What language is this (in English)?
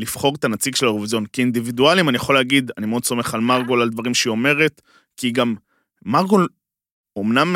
Hebrew